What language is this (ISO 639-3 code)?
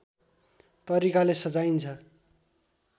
nep